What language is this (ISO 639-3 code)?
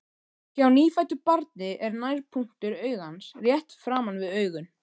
isl